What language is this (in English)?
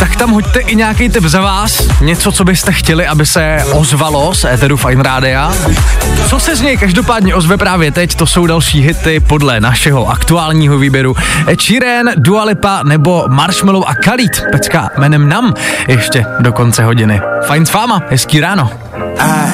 Czech